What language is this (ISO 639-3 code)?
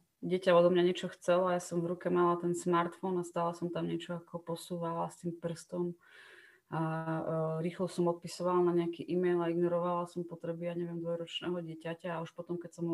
slk